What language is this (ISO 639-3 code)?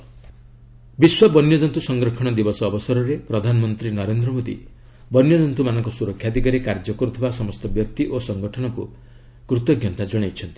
ori